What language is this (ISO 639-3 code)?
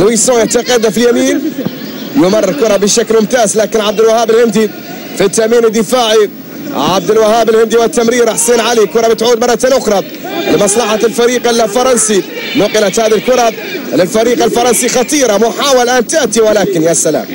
ara